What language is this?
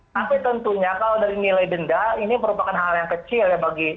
Indonesian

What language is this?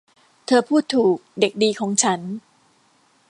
Thai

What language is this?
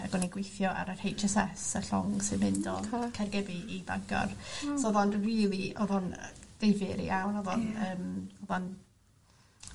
Welsh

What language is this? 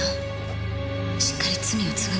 Japanese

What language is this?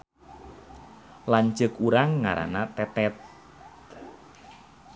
Sundanese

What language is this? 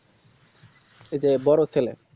Bangla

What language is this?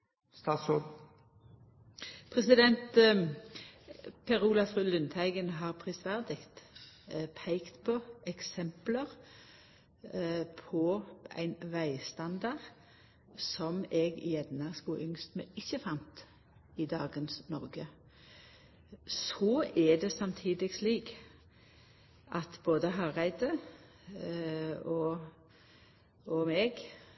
Norwegian Nynorsk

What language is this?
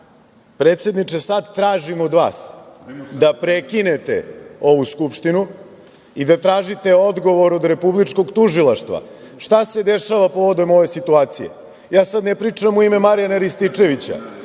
Serbian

